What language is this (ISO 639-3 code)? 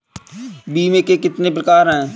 hin